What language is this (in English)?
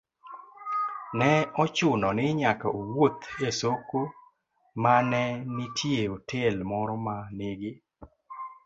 Luo (Kenya and Tanzania)